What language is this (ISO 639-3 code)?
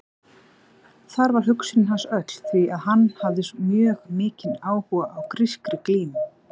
isl